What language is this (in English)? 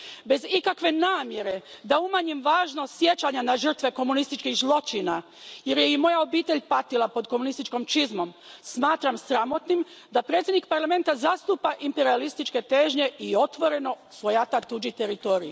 Croatian